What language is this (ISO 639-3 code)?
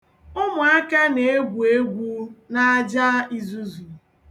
ibo